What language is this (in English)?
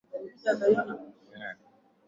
Swahili